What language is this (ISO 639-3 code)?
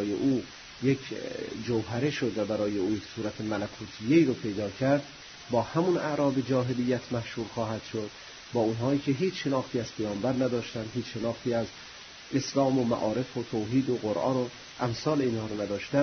fas